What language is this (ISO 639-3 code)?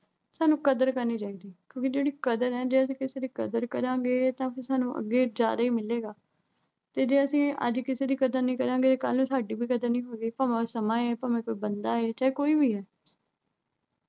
pan